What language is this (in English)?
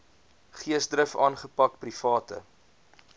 Afrikaans